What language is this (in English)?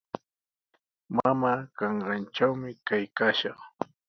Sihuas Ancash Quechua